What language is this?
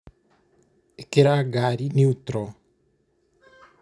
Kikuyu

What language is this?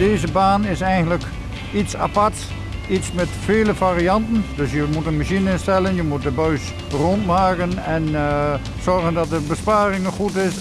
Dutch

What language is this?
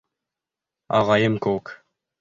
Bashkir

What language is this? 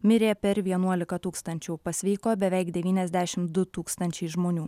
Lithuanian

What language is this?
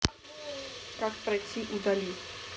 Russian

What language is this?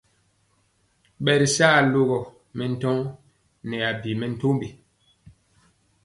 Mpiemo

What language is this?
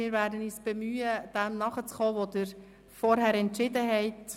Swiss German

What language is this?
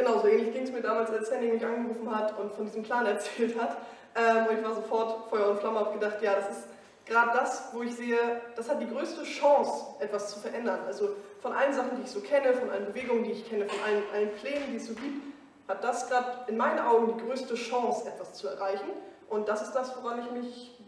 German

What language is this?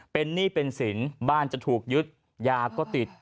Thai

